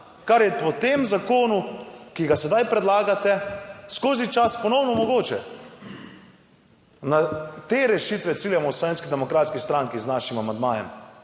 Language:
Slovenian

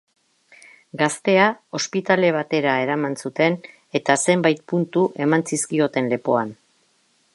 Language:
Basque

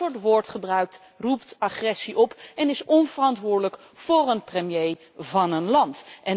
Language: Dutch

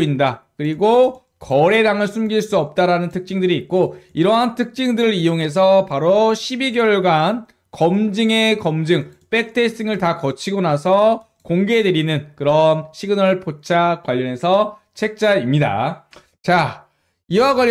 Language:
Korean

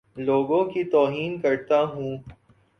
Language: Urdu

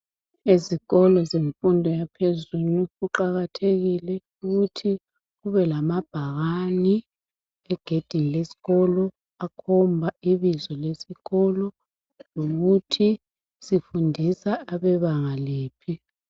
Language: North Ndebele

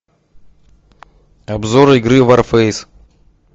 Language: Russian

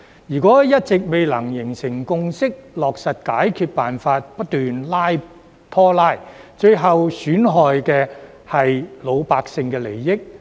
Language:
Cantonese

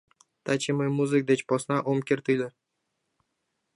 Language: Mari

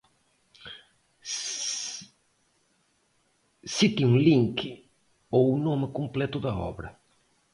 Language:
Portuguese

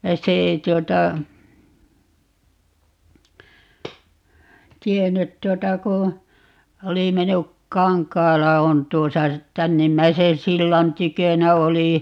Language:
Finnish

